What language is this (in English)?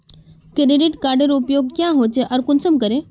Magahi